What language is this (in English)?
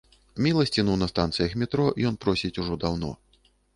Belarusian